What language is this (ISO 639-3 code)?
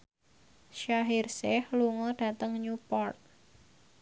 jav